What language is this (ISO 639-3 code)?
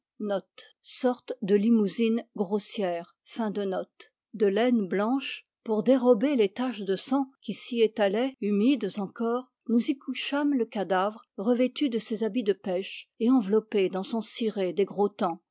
fra